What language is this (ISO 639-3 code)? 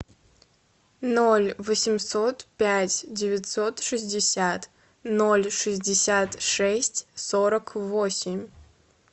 rus